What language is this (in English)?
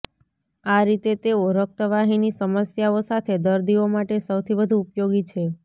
Gujarati